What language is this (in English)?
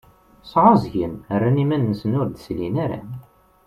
Kabyle